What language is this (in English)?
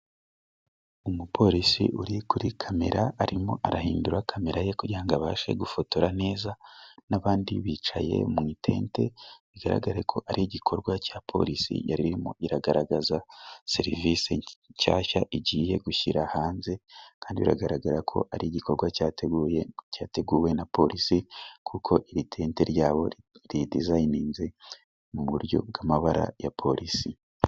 Kinyarwanda